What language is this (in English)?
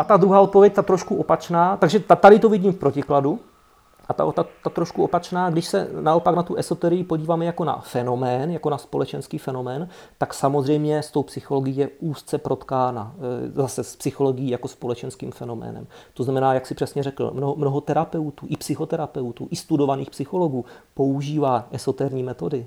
Czech